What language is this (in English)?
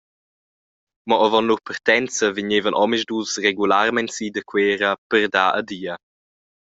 Romansh